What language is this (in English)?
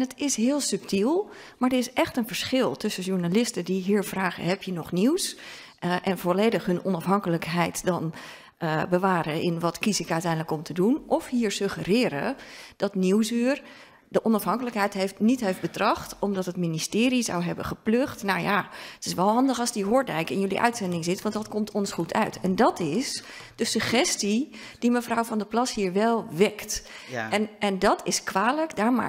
Dutch